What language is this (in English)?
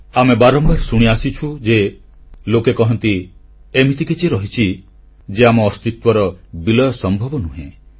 Odia